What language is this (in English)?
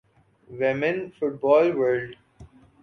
Urdu